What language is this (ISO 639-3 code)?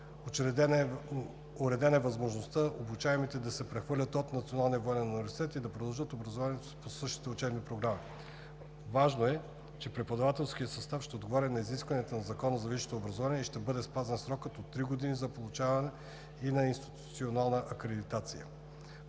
bul